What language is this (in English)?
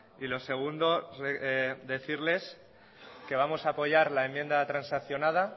Spanish